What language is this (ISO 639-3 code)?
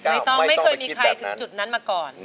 tha